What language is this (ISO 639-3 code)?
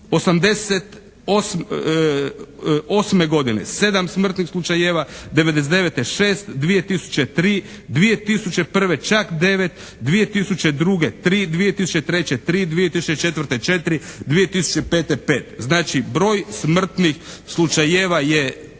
hrv